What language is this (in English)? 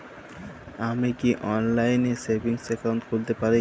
Bangla